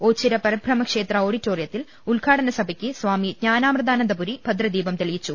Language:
Malayalam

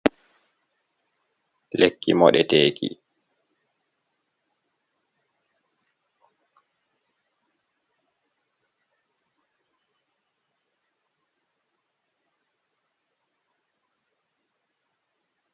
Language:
Fula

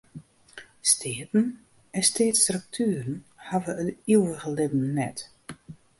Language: Western Frisian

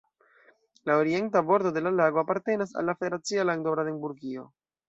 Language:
Esperanto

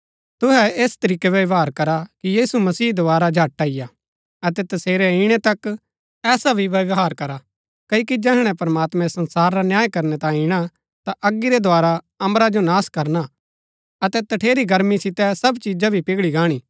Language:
Gaddi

